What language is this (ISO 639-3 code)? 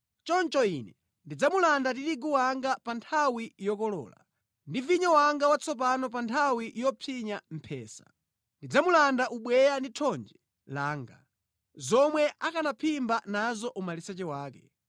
nya